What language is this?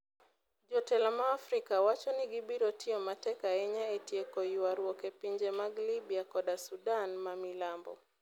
Luo (Kenya and Tanzania)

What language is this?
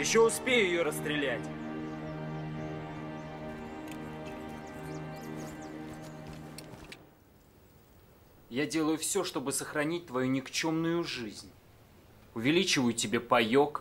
Russian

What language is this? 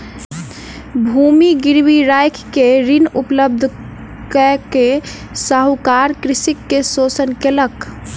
Maithili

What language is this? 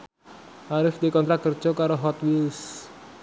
Javanese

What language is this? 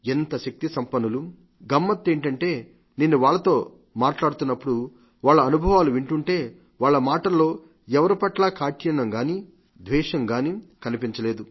Telugu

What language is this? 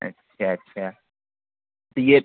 Urdu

